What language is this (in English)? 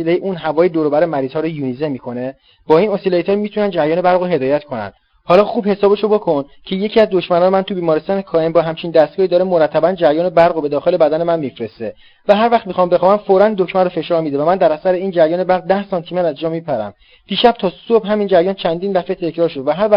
Persian